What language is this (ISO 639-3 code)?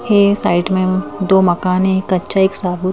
hin